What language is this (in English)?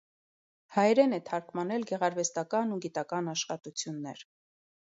Armenian